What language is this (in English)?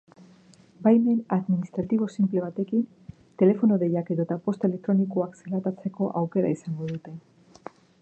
Basque